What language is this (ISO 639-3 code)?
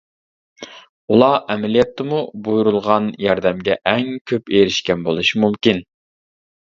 uig